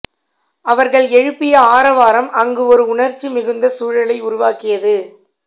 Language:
Tamil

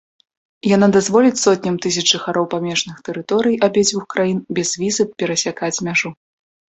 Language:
Belarusian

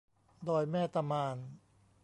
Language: Thai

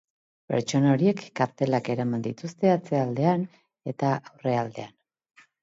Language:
Basque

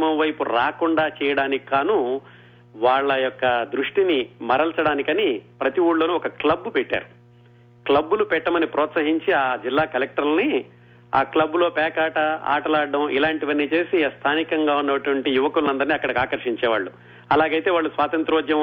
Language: Telugu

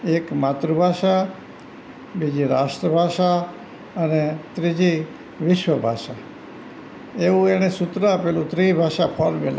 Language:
Gujarati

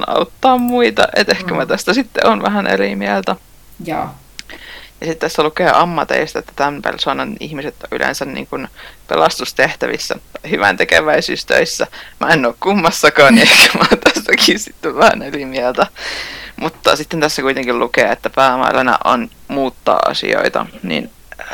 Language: Finnish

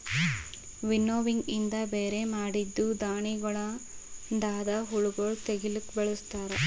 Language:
Kannada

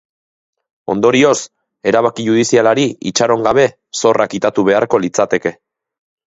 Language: Basque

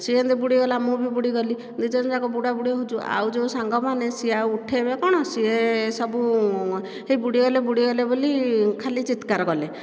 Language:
Odia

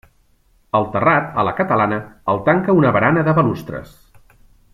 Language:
Catalan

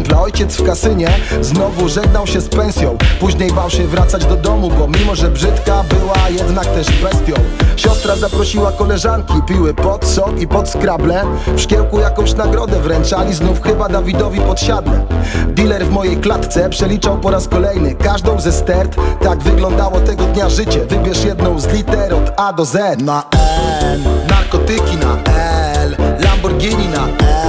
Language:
Polish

